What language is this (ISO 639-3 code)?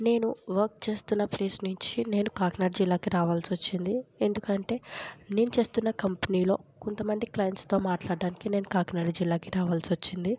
tel